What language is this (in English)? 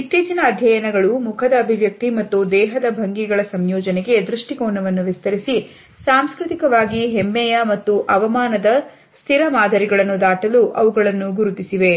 Kannada